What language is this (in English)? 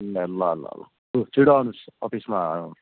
Nepali